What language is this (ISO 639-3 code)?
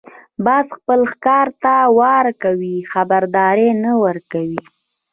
pus